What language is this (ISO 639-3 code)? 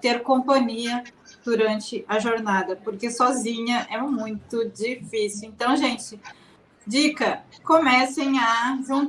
por